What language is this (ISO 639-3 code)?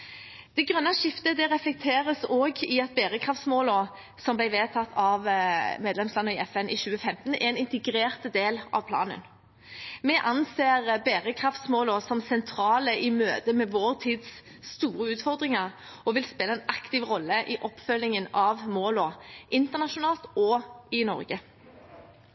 nob